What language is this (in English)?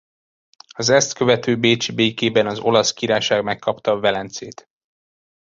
Hungarian